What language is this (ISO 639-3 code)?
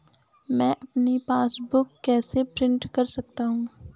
hin